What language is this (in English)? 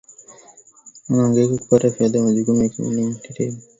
Swahili